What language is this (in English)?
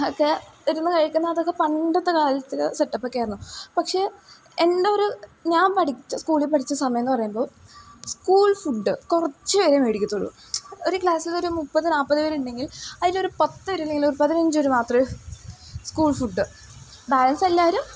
Malayalam